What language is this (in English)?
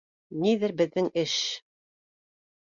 Bashkir